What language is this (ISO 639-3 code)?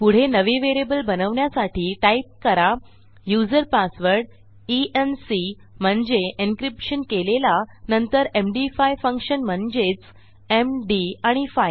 mar